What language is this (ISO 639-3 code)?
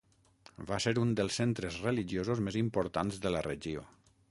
cat